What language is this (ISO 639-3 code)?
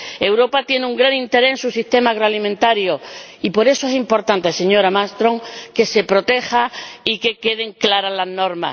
spa